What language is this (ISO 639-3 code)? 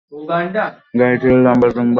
ben